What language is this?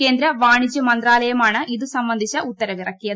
Malayalam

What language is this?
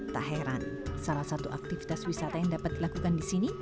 Indonesian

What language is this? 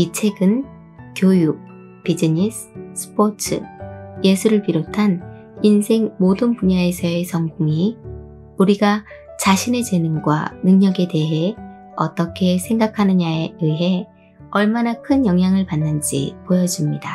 Korean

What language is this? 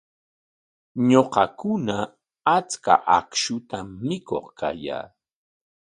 Corongo Ancash Quechua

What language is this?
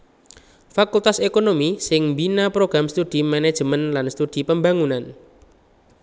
Javanese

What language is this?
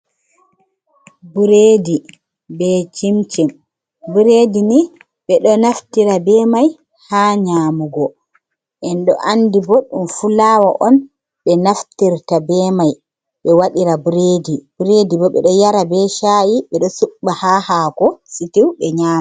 Fula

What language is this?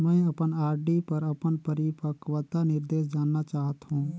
Chhattisgarhi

